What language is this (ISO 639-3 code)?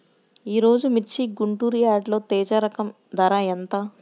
tel